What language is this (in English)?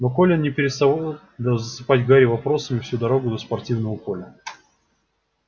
Russian